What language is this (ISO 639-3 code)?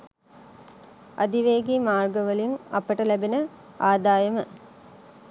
sin